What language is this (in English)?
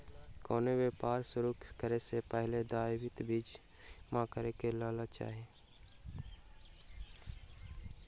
Maithili